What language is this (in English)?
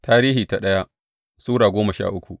Hausa